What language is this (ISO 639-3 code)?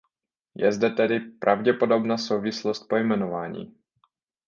ces